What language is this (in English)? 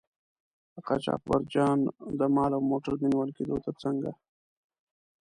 Pashto